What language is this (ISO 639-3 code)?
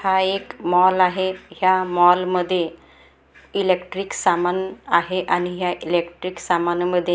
mar